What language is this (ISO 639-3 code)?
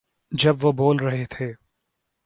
urd